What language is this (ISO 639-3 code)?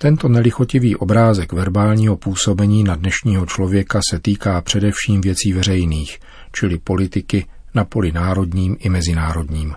ces